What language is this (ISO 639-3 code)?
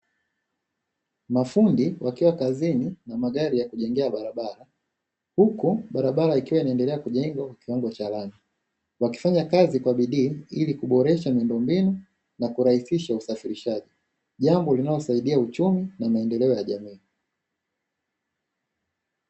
swa